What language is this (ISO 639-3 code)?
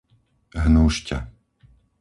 slk